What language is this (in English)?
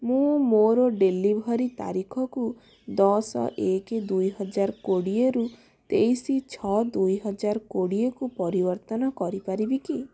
Odia